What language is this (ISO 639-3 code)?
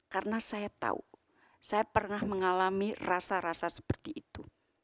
ind